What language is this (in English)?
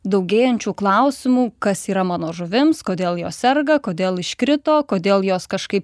Lithuanian